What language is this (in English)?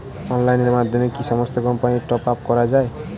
Bangla